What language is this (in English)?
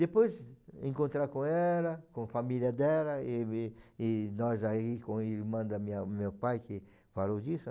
Portuguese